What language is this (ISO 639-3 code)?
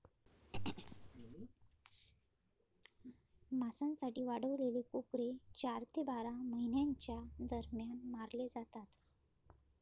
mar